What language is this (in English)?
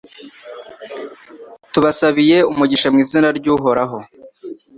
Kinyarwanda